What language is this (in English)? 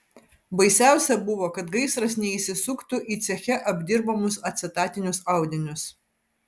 Lithuanian